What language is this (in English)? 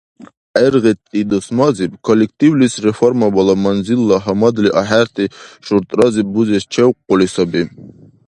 Dargwa